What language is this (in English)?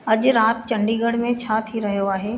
Sindhi